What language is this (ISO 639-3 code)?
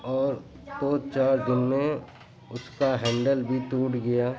urd